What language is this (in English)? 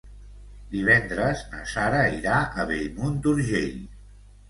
Catalan